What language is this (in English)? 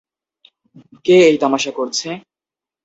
Bangla